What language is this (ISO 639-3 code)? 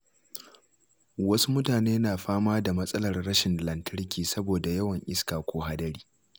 hau